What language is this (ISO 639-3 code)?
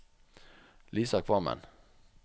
nor